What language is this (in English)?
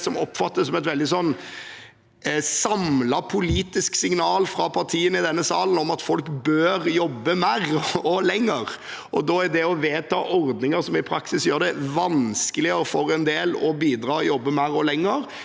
Norwegian